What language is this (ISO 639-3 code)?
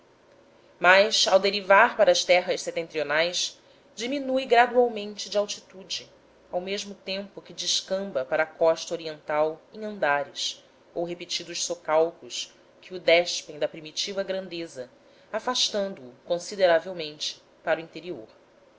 por